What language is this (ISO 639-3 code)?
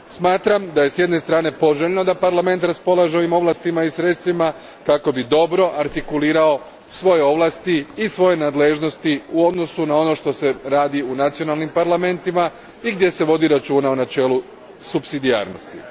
hrv